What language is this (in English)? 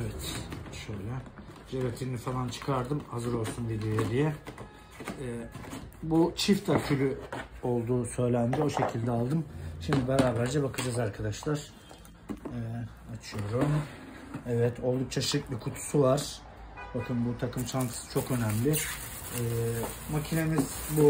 Turkish